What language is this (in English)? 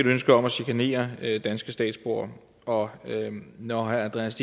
Danish